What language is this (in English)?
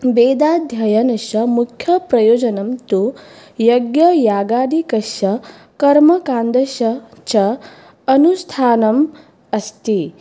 Sanskrit